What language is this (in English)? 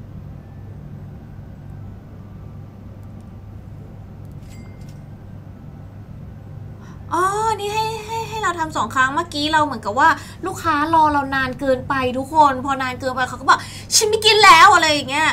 Thai